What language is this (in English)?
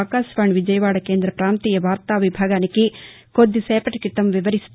Telugu